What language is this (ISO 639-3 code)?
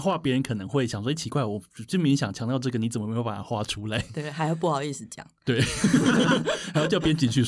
zho